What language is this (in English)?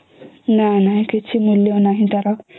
Odia